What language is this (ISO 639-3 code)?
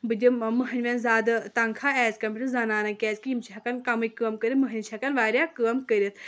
kas